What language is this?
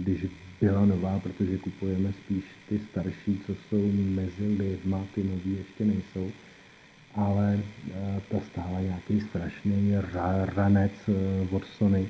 Czech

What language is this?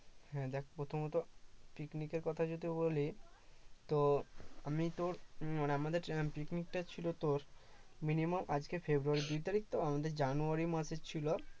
Bangla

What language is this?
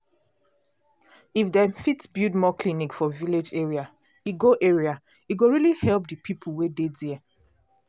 Nigerian Pidgin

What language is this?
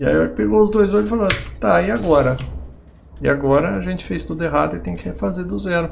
Portuguese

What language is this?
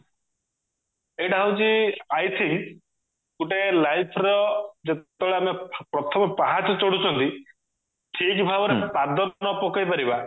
Odia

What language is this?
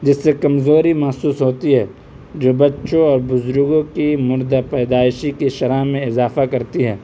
Urdu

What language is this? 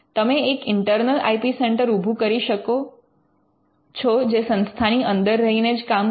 Gujarati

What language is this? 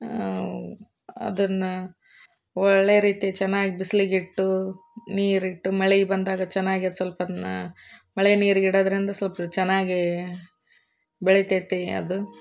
Kannada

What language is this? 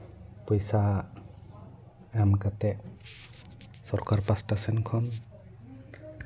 Santali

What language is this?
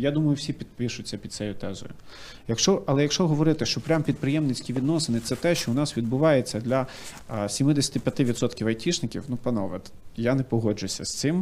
Ukrainian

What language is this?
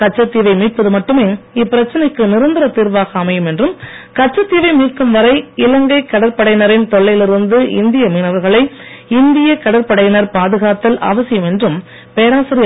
Tamil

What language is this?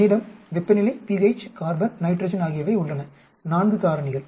Tamil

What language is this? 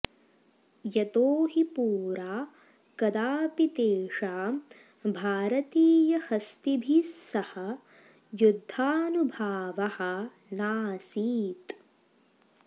Sanskrit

